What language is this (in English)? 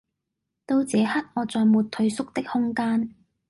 Cantonese